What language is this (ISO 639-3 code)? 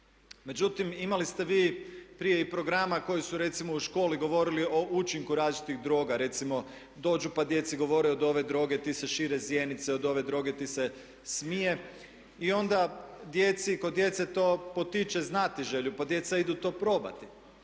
hrv